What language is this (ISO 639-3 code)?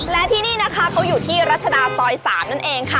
tha